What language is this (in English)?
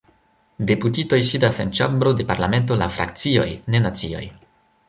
Esperanto